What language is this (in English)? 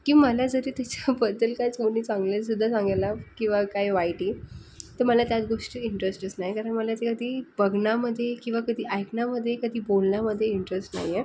Marathi